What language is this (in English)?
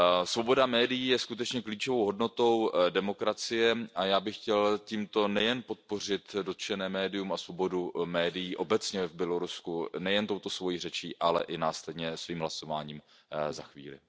Czech